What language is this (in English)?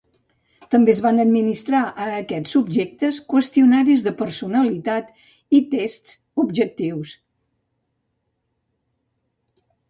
Catalan